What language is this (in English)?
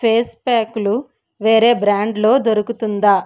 Telugu